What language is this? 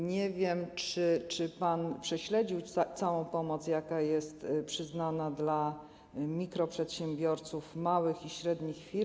Polish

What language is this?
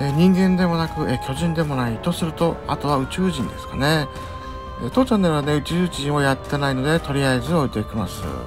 Japanese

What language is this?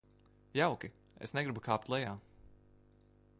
Latvian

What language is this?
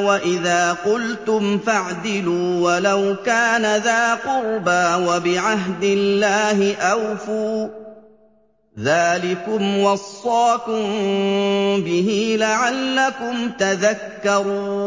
Arabic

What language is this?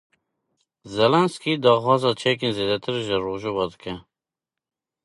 Kurdish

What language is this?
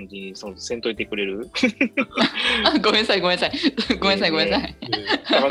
Japanese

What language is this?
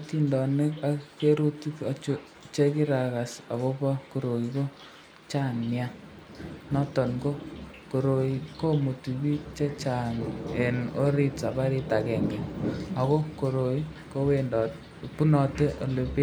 Kalenjin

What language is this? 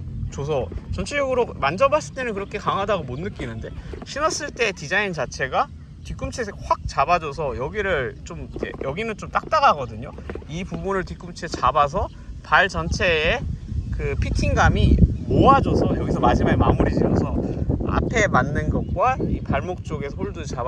Korean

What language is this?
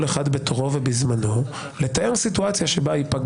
Hebrew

